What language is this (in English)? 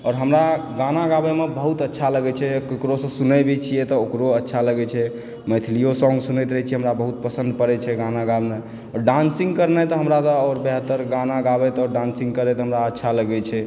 Maithili